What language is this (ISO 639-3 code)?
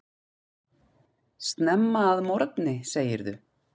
isl